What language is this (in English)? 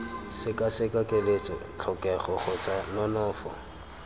Tswana